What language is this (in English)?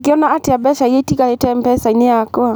Kikuyu